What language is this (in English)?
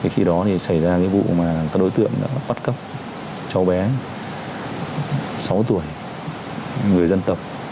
Vietnamese